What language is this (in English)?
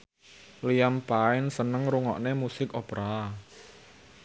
Javanese